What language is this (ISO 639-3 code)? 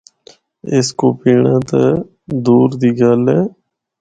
hno